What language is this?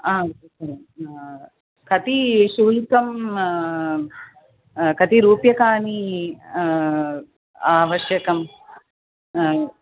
Sanskrit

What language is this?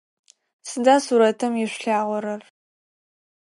Adyghe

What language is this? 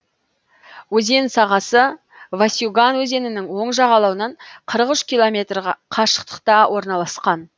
Kazakh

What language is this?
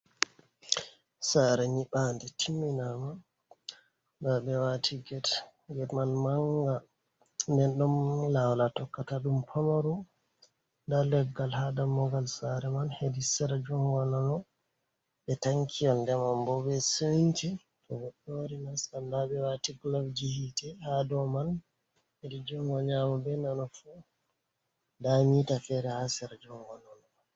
Fula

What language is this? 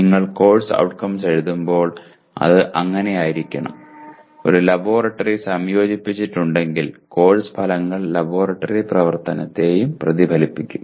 Malayalam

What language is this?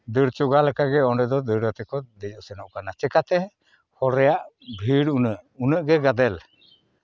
Santali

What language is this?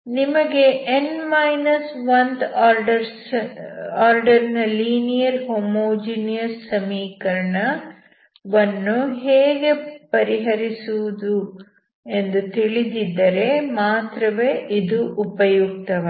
Kannada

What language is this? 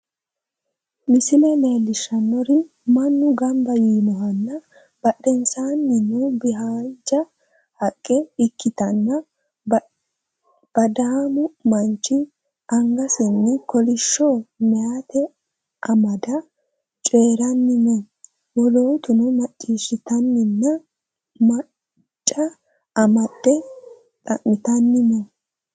Sidamo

